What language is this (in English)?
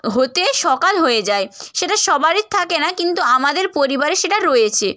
Bangla